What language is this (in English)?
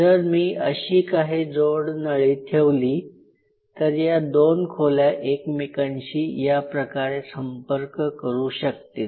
Marathi